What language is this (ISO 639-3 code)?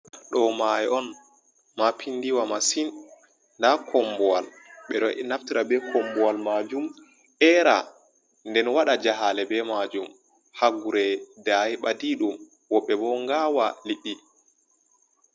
ful